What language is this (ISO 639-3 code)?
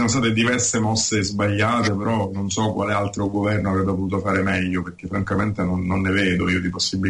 ita